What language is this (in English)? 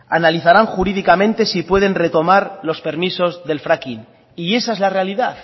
Spanish